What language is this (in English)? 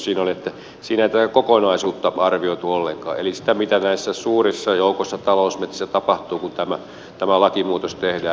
Finnish